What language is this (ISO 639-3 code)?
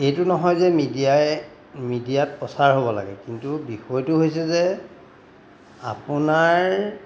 asm